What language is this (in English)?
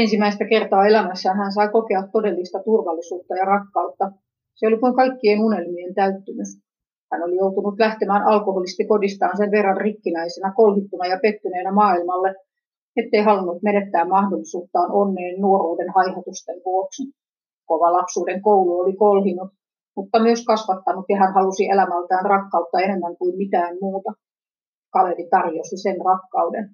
Finnish